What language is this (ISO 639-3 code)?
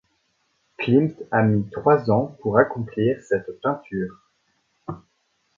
fra